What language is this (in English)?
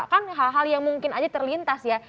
Indonesian